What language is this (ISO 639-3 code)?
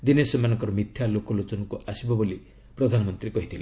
ori